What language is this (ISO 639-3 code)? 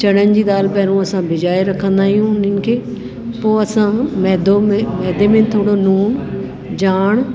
snd